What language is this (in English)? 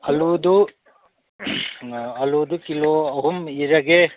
Manipuri